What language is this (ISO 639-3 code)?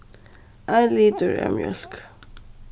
fao